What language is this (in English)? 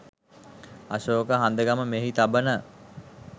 Sinhala